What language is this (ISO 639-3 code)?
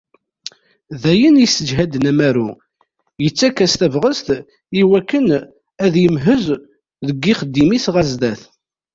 kab